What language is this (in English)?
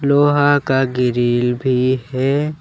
Hindi